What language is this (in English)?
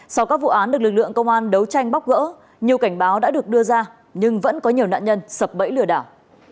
Vietnamese